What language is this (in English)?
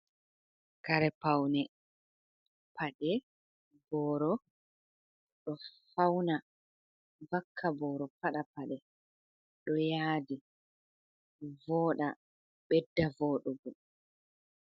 Fula